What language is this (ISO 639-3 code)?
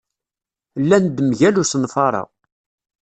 kab